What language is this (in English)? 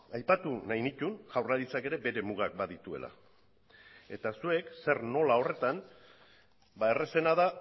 Basque